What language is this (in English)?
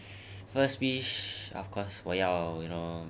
English